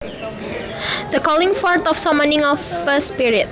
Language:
Javanese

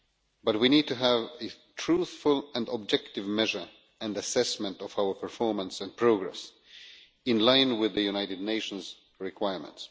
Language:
English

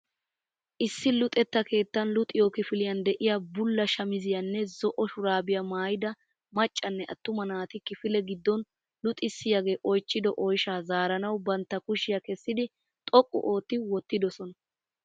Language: Wolaytta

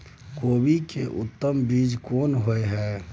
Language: Maithili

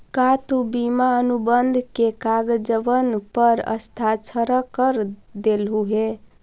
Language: Magahi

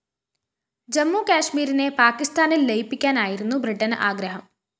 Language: Malayalam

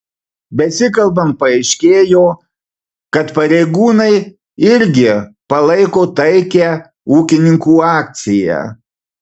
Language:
Lithuanian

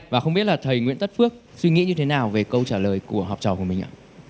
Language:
Vietnamese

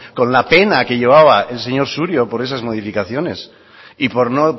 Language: Spanish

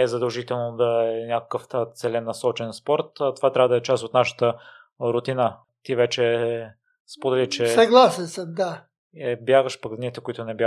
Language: Bulgarian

